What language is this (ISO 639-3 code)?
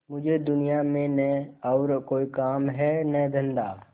hin